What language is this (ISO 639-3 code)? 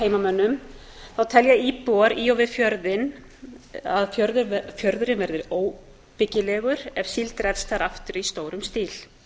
isl